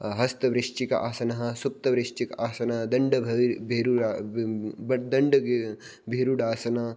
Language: Sanskrit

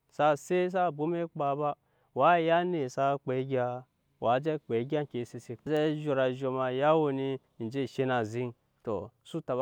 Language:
Nyankpa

